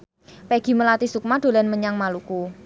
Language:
Javanese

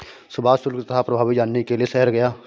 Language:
Hindi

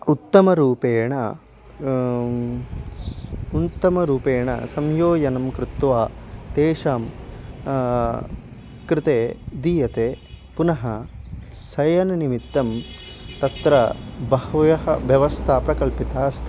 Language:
Sanskrit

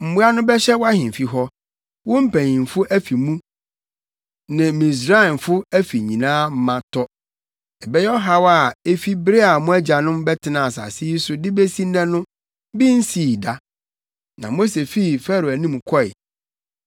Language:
Akan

